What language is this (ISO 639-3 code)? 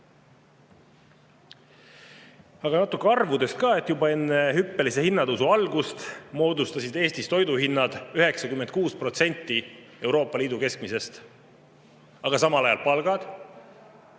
est